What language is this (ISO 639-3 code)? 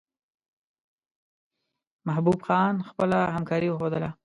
pus